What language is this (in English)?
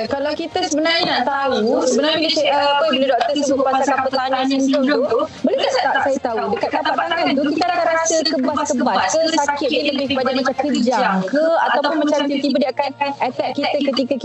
Malay